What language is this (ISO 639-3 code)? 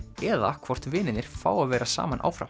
isl